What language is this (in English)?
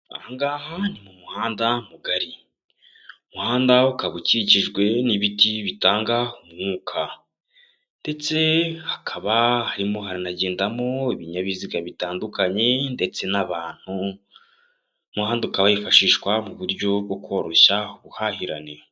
Kinyarwanda